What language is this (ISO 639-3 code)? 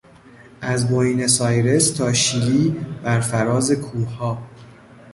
fas